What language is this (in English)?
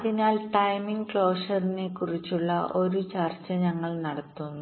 Malayalam